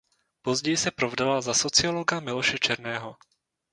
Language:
Czech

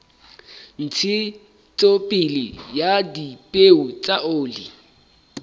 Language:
Southern Sotho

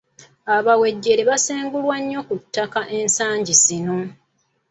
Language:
Ganda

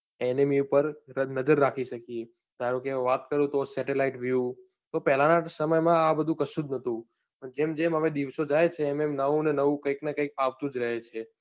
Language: Gujarati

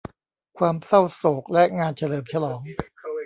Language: Thai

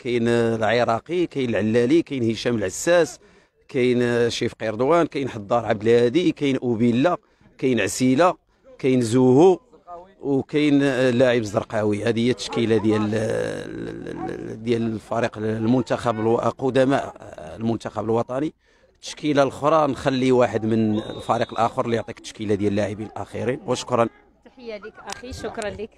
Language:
Arabic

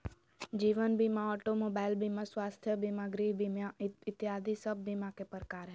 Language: Magahi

